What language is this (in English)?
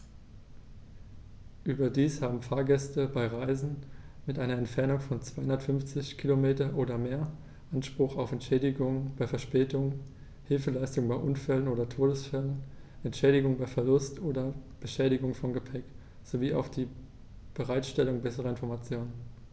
German